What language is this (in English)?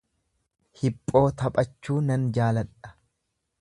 Oromo